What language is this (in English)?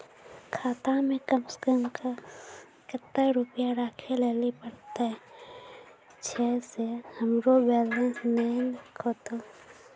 Maithili